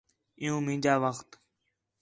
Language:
Khetrani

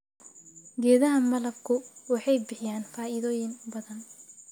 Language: Somali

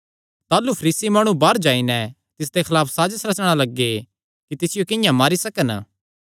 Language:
Kangri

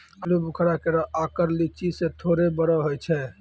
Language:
Maithili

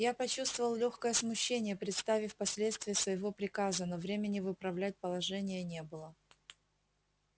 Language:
Russian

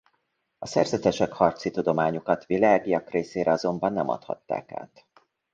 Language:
Hungarian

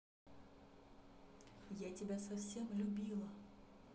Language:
Russian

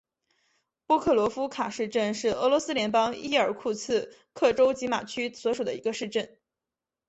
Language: Chinese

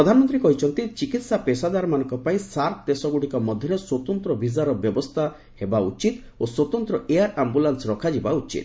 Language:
Odia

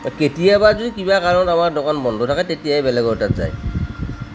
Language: Assamese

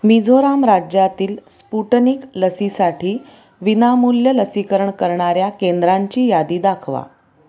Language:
Marathi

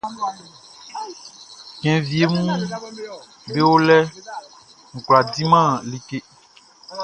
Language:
Baoulé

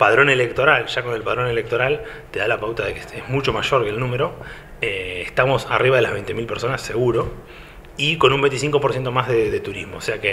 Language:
Spanish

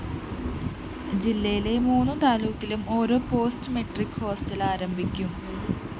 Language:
Malayalam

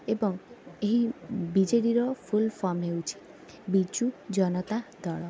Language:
Odia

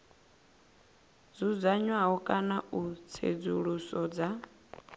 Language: Venda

